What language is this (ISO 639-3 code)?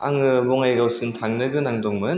brx